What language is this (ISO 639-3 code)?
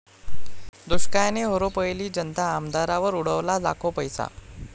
mar